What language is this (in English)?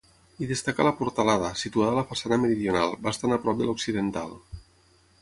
Catalan